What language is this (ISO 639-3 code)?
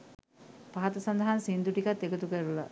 sin